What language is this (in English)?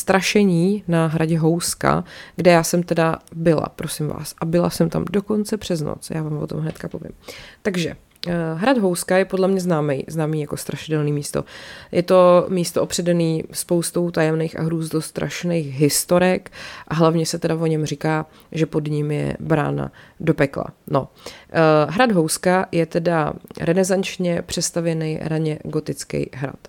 Czech